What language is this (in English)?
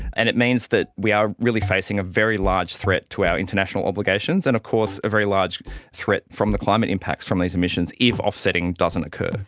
English